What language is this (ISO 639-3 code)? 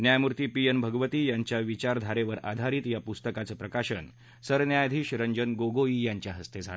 mar